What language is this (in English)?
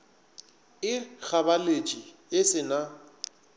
Northern Sotho